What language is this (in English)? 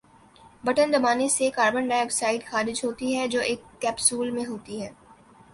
Urdu